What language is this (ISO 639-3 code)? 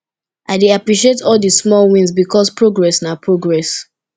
pcm